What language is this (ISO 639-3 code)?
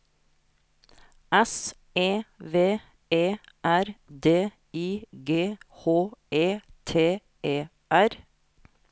nor